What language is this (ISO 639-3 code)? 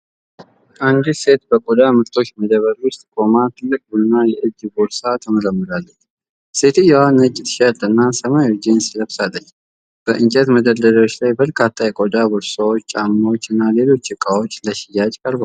amh